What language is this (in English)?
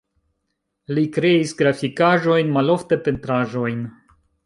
Esperanto